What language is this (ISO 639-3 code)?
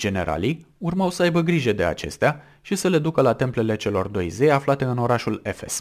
ron